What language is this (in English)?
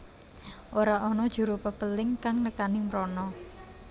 Javanese